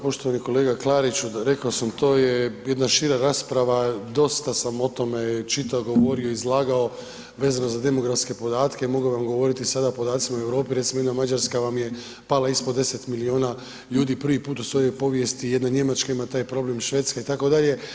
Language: Croatian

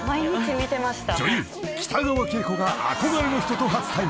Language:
Japanese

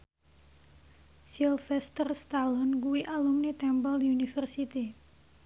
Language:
Javanese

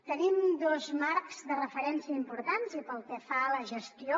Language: Catalan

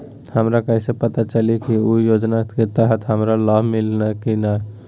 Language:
Magahi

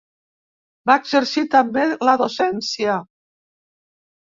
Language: Catalan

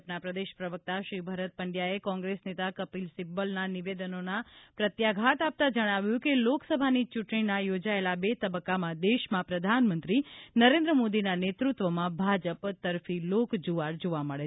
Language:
Gujarati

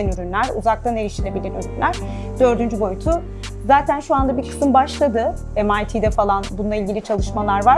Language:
Turkish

